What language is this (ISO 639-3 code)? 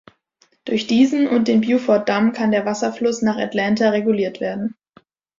deu